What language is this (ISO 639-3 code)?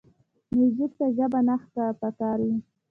pus